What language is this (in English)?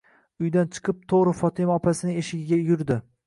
Uzbek